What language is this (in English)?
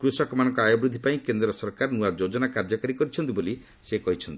Odia